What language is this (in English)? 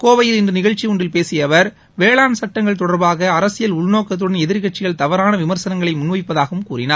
Tamil